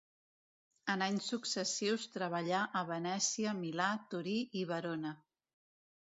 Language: Catalan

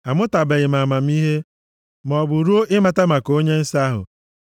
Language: Igbo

